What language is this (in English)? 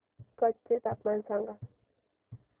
Marathi